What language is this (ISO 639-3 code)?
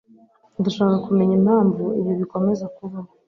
kin